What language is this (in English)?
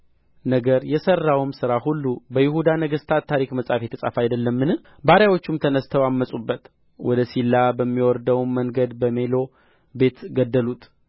Amharic